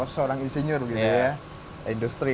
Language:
Indonesian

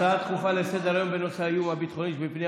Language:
Hebrew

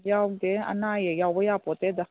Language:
Manipuri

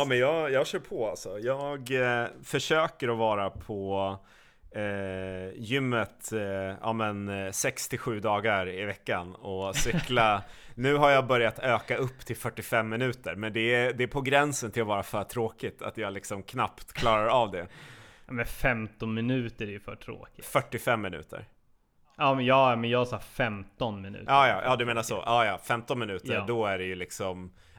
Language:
Swedish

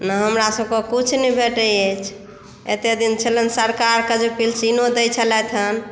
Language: Maithili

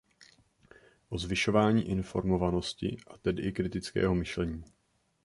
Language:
Czech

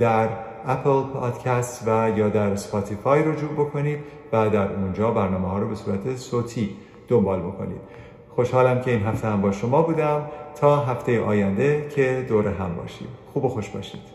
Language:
Persian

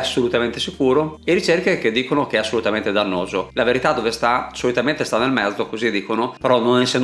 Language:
Italian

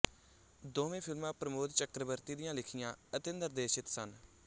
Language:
Punjabi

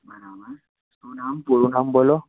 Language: Gujarati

